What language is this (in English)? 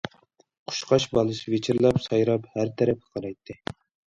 Uyghur